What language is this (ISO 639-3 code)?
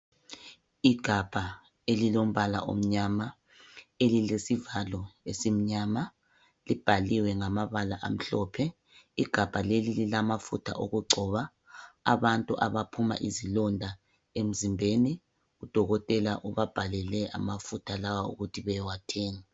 nde